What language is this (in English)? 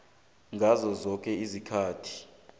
South Ndebele